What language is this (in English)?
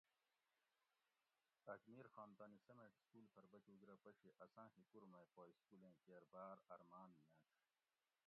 Gawri